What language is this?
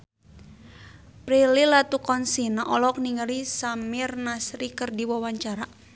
Sundanese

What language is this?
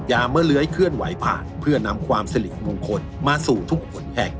Thai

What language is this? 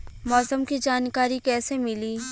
Bhojpuri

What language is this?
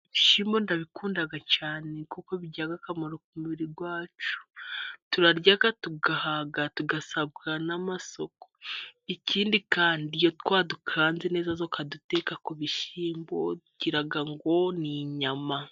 Kinyarwanda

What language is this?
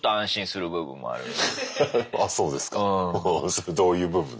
Japanese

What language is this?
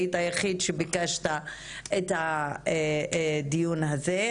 Hebrew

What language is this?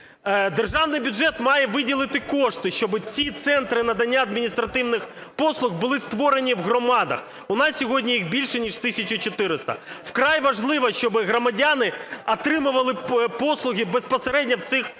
Ukrainian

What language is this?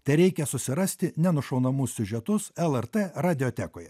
Lithuanian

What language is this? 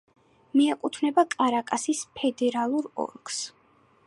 Georgian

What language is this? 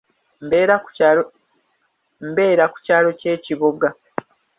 Ganda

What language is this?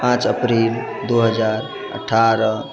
Maithili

